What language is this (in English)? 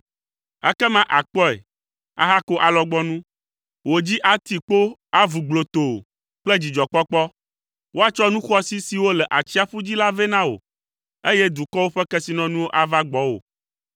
Ewe